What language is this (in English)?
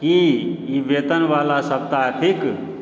Maithili